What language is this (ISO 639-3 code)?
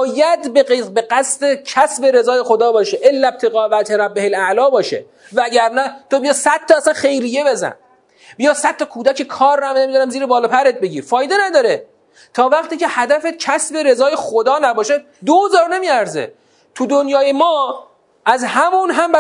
fas